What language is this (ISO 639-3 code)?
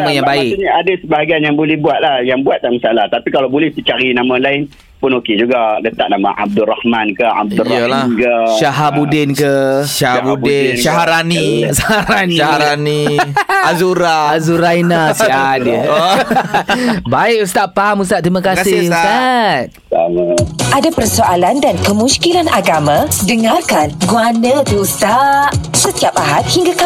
msa